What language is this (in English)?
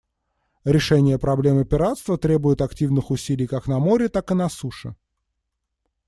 Russian